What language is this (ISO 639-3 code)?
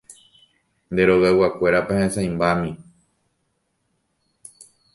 grn